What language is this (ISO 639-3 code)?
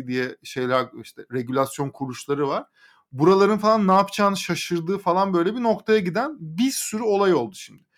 tur